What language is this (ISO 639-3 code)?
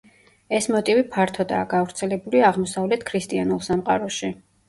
kat